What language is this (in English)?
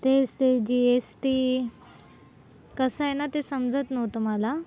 Marathi